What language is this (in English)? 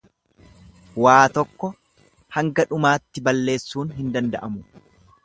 Oromo